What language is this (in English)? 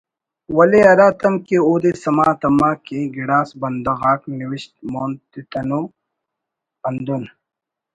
Brahui